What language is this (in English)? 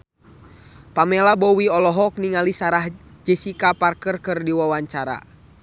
Sundanese